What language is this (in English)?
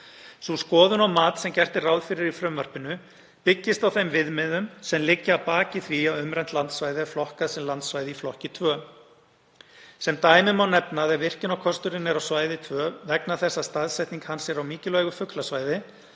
Icelandic